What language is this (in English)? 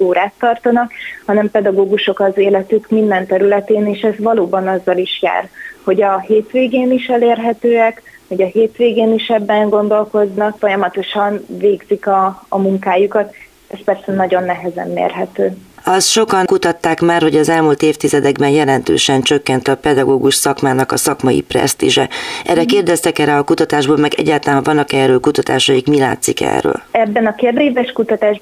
Hungarian